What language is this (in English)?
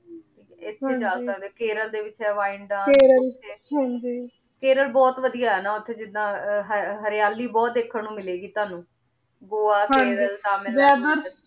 Punjabi